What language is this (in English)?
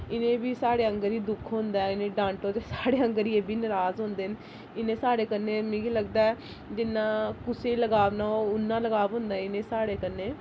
Dogri